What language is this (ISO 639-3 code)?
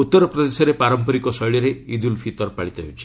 ori